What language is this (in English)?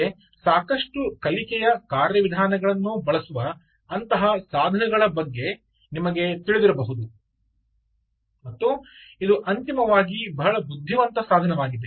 Kannada